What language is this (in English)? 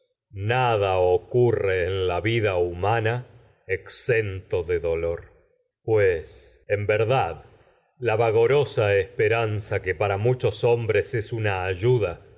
Spanish